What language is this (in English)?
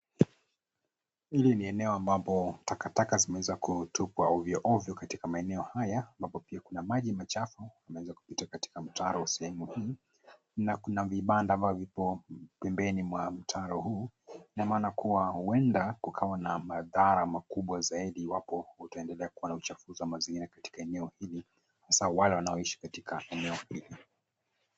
Swahili